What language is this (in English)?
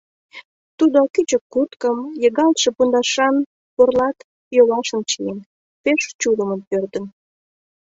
Mari